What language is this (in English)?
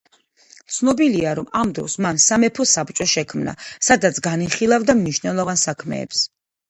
Georgian